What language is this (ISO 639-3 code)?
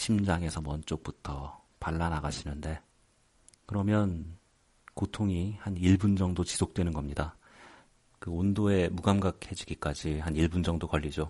kor